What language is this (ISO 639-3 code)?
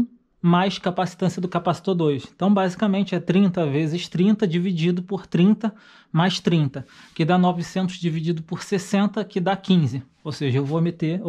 por